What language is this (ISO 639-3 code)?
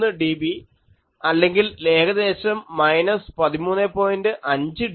mal